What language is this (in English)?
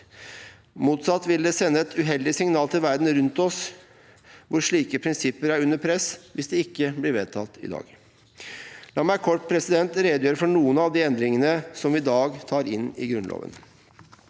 Norwegian